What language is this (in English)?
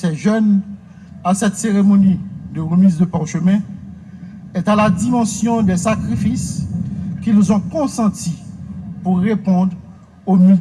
French